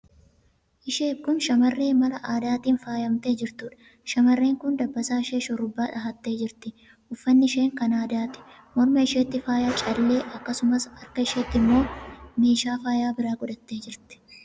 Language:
Oromo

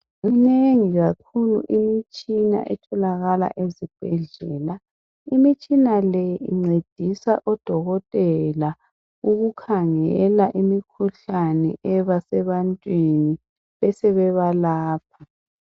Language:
North Ndebele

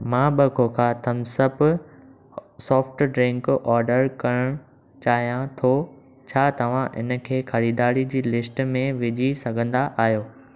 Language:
Sindhi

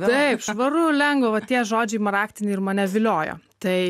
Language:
Lithuanian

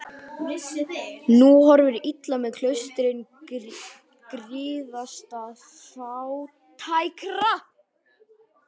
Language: Icelandic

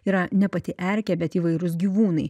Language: Lithuanian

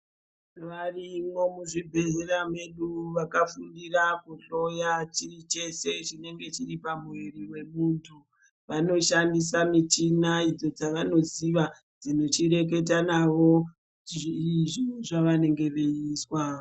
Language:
Ndau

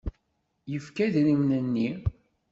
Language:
Kabyle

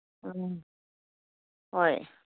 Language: Manipuri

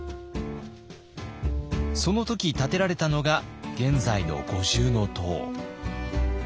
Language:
Japanese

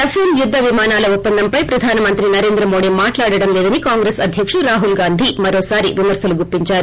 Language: Telugu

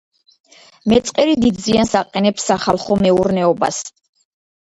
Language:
Georgian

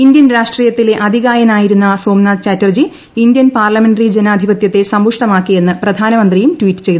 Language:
Malayalam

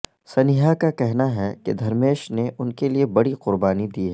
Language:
Urdu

